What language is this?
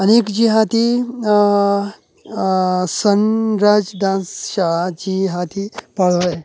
Konkani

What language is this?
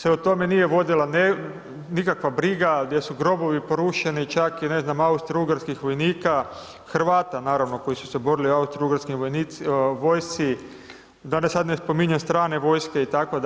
Croatian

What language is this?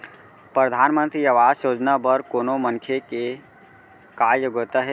Chhattisgarhi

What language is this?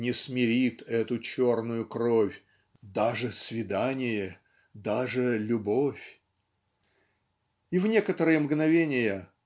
Russian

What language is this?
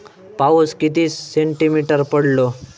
Marathi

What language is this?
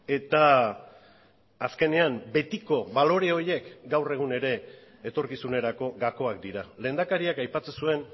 Basque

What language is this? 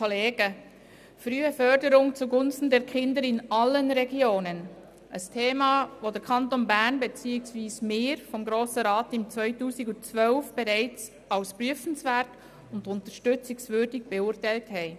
Swiss German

